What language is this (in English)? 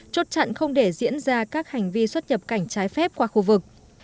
Vietnamese